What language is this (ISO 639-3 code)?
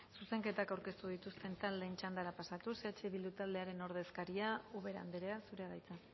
eus